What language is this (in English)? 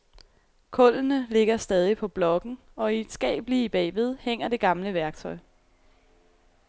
Danish